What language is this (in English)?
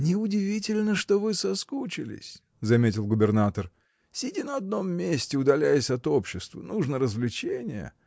Russian